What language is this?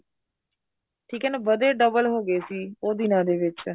Punjabi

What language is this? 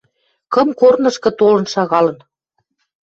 Western Mari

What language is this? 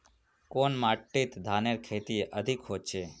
Magahi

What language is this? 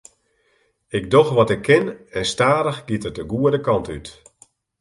Western Frisian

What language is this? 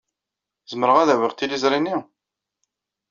Kabyle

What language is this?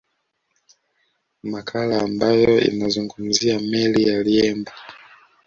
Swahili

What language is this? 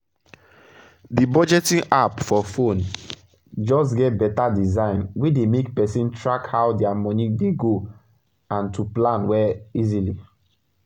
Nigerian Pidgin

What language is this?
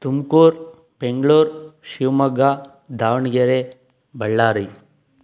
Kannada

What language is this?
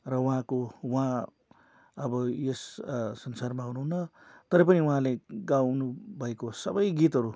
Nepali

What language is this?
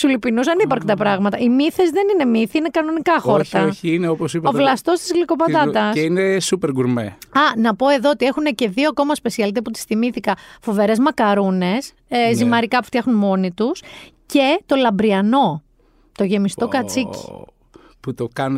Greek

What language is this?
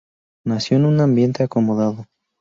Spanish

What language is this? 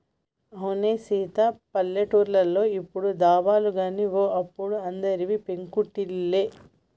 Telugu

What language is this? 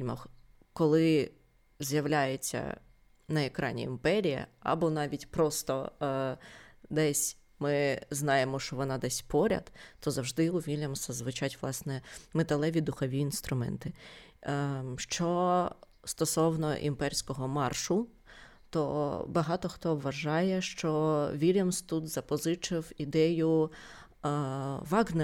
Ukrainian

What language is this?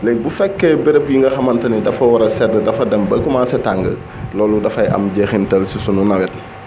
Wolof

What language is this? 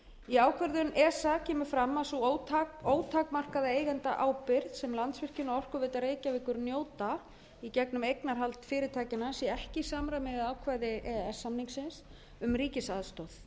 Icelandic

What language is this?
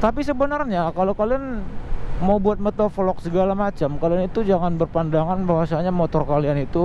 Indonesian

